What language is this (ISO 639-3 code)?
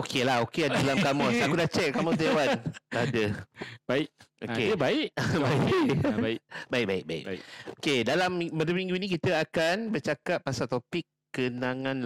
msa